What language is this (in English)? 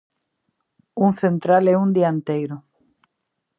Galician